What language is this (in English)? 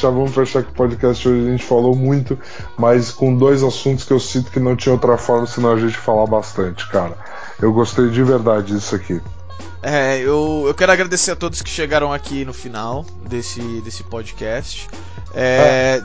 Portuguese